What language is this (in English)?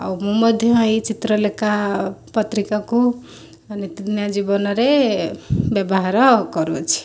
Odia